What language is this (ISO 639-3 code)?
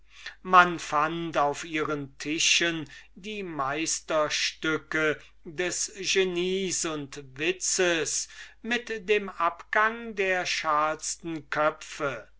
deu